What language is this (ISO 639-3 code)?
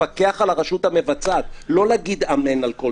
heb